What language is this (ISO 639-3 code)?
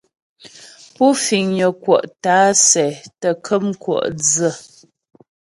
bbj